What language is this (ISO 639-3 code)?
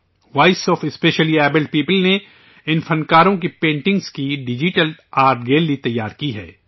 urd